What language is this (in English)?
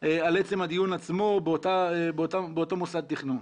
Hebrew